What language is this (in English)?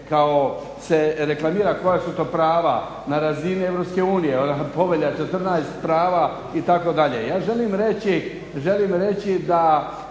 Croatian